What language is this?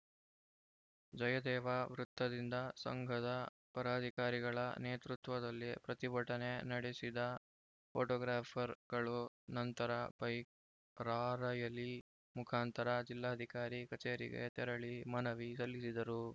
Kannada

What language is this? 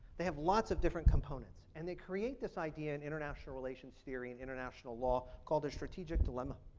English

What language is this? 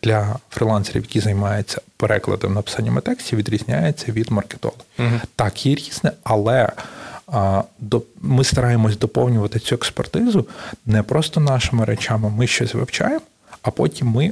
Ukrainian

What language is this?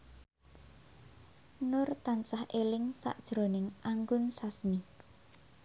Javanese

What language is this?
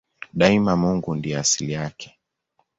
Swahili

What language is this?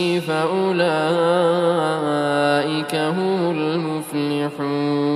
Arabic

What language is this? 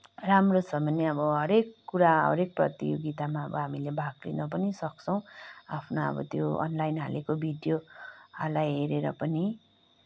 Nepali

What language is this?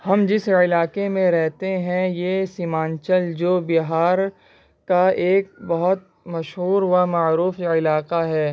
Urdu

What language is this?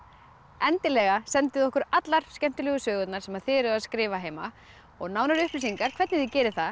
Icelandic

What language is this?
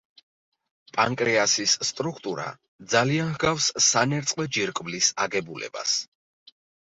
Georgian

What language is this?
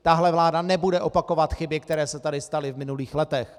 Czech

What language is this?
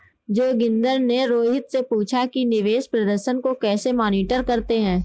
Hindi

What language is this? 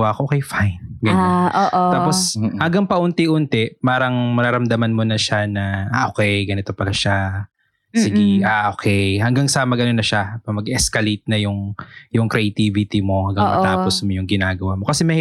Filipino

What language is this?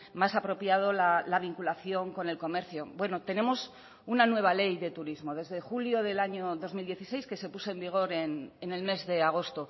Spanish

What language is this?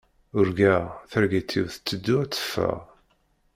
Kabyle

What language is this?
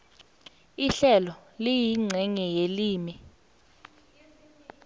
South Ndebele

